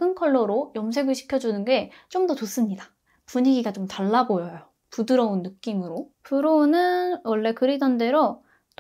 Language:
Korean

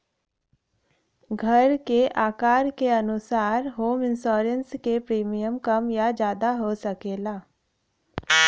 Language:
Bhojpuri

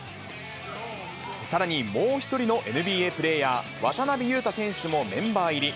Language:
Japanese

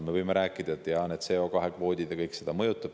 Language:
Estonian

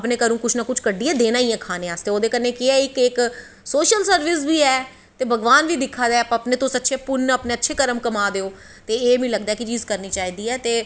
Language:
Dogri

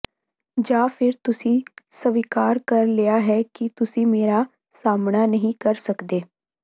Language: Punjabi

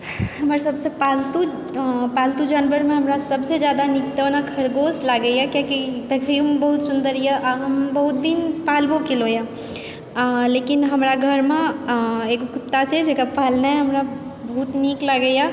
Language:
Maithili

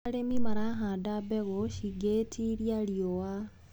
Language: Kikuyu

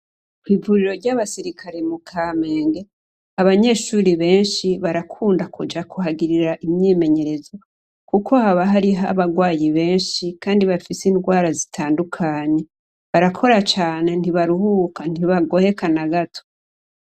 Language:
Rundi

